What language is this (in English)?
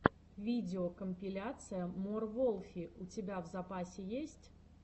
Russian